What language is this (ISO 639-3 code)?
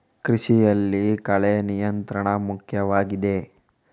kan